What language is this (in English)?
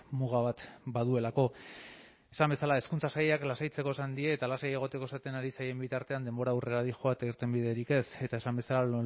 Basque